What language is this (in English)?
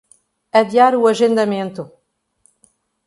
Portuguese